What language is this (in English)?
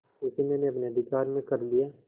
Hindi